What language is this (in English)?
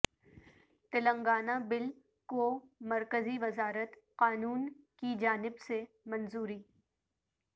Urdu